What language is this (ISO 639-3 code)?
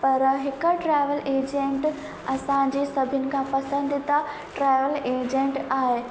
snd